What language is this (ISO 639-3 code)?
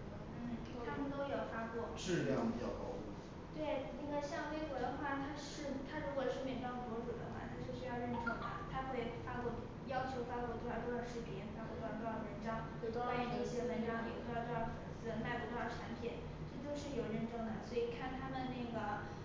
zho